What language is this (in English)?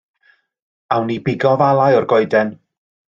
Welsh